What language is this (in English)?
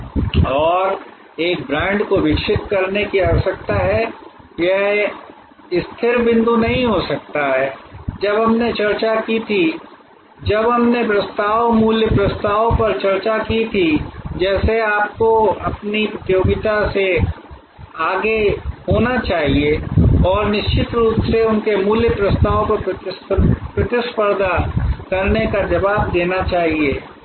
Hindi